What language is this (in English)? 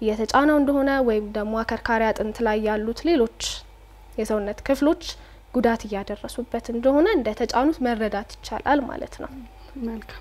Arabic